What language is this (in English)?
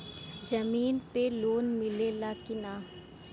Bhojpuri